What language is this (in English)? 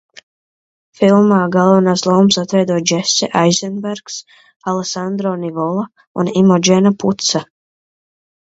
Latvian